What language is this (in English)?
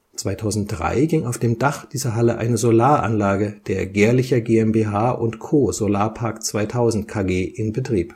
German